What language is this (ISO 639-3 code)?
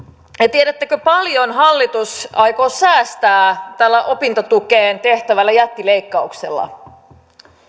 fin